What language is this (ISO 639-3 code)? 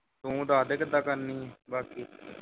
pan